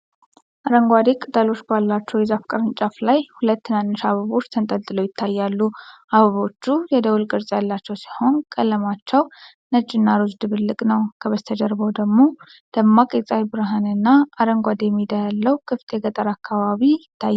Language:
Amharic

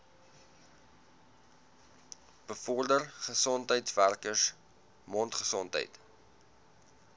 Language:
Afrikaans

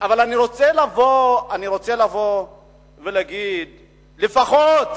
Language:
Hebrew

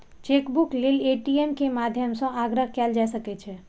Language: Maithili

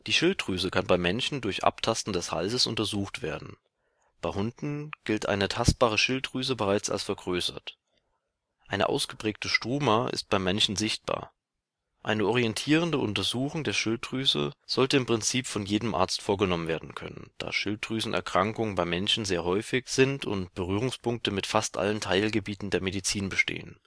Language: German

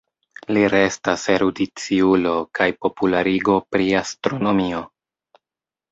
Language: Esperanto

